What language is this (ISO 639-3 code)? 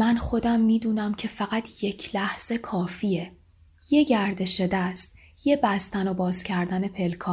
fas